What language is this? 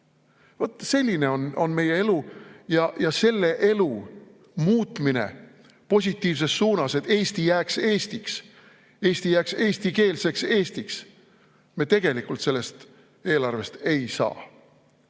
Estonian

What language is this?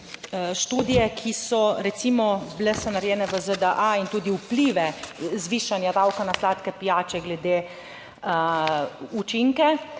Slovenian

